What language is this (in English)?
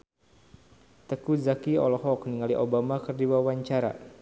Sundanese